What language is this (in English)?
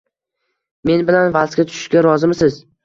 Uzbek